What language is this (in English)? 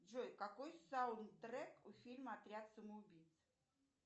Russian